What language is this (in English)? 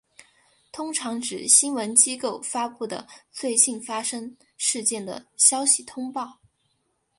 Chinese